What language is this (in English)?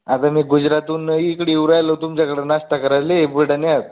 Marathi